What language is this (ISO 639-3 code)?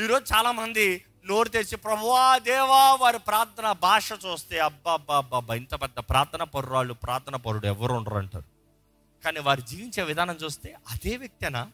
tel